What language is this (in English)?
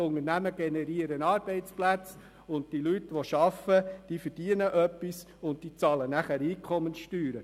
Swiss German